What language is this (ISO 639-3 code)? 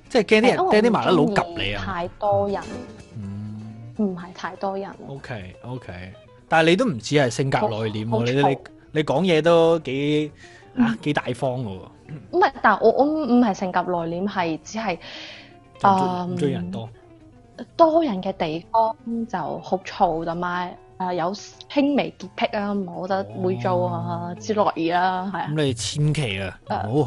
zho